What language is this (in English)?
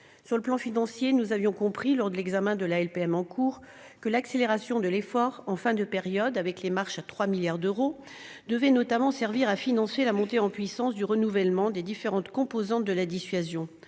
French